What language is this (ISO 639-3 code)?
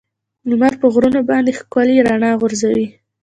pus